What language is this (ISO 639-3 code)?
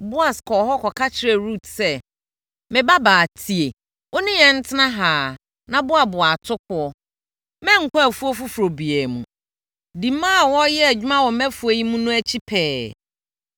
aka